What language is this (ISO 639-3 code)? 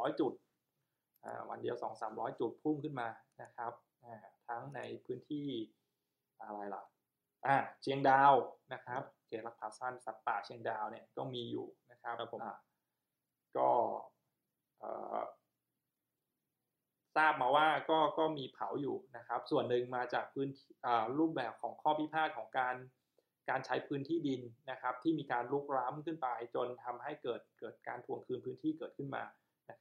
tha